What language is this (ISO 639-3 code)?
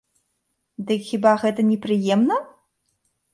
bel